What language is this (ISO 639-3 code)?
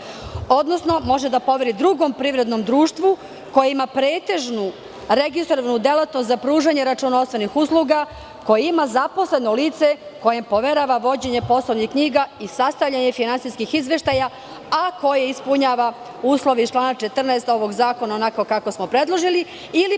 srp